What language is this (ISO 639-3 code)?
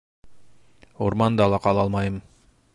bak